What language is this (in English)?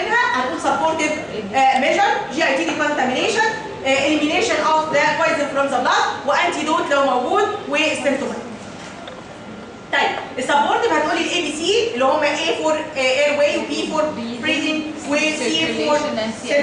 Arabic